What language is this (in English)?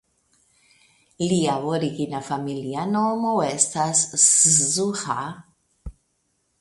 Esperanto